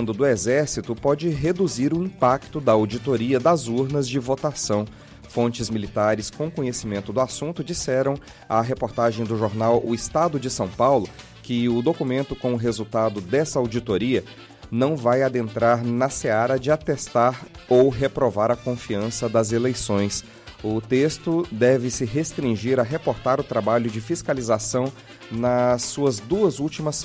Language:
Portuguese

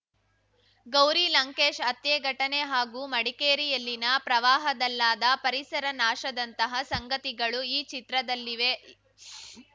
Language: Kannada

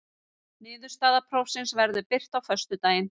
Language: Icelandic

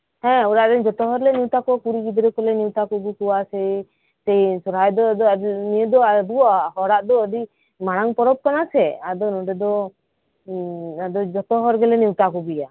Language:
Santali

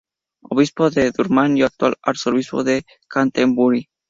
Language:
Spanish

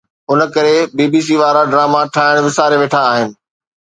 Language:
Sindhi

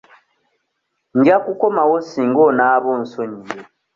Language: Ganda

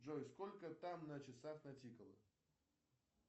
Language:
Russian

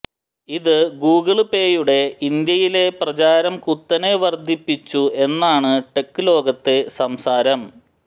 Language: Malayalam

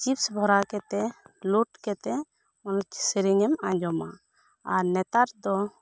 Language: Santali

